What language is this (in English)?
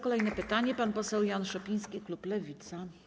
Polish